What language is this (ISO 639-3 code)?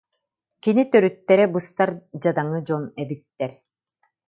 sah